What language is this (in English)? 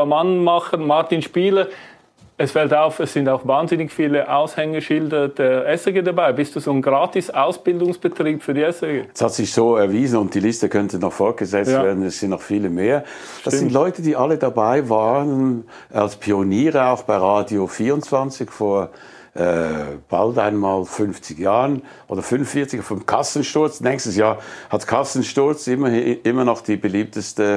German